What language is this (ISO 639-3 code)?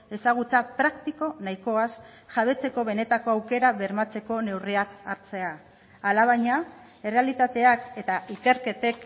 eus